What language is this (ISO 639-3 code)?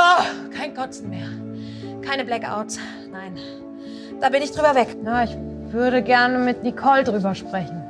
deu